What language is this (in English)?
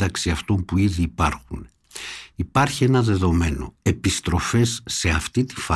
Greek